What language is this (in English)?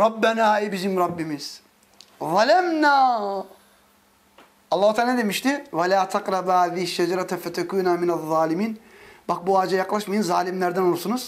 Turkish